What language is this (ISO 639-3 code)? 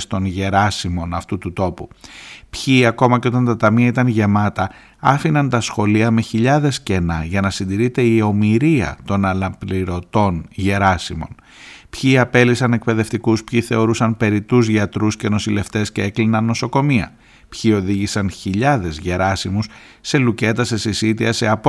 ell